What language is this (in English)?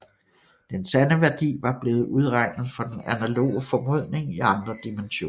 Danish